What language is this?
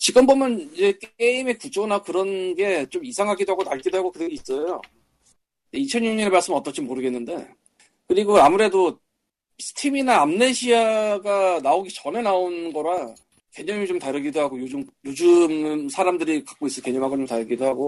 Korean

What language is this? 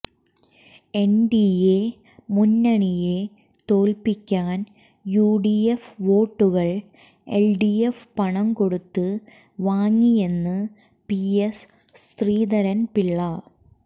Malayalam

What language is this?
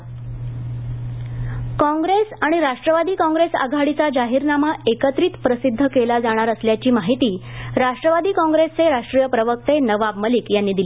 Marathi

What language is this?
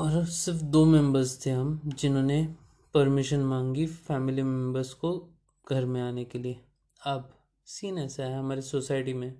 Hindi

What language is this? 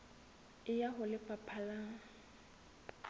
Southern Sotho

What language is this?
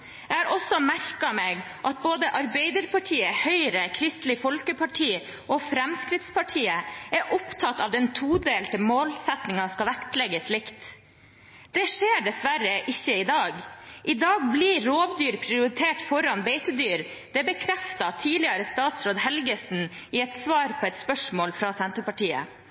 Norwegian Bokmål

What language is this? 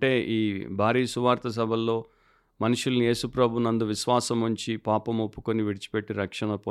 Telugu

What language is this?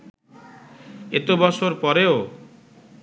Bangla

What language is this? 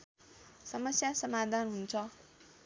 Nepali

